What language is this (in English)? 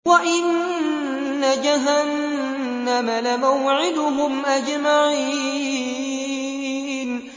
Arabic